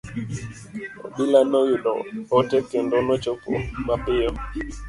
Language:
Luo (Kenya and Tanzania)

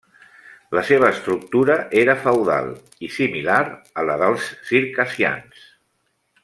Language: Catalan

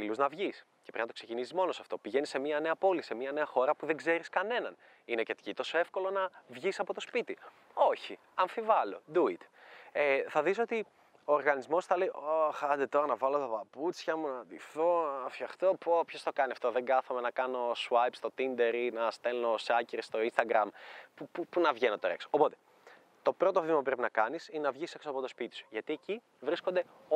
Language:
Greek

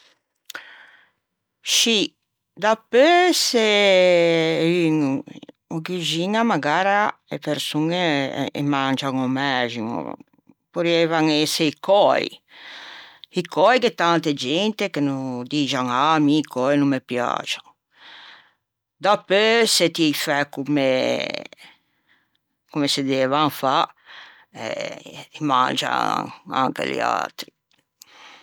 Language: Ligurian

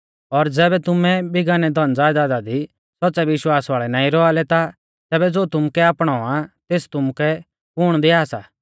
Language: Mahasu Pahari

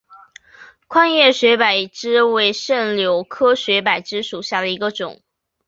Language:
Chinese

